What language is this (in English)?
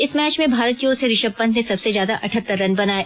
Hindi